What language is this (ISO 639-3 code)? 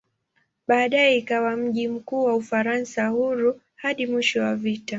swa